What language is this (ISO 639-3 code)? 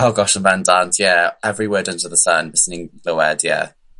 cym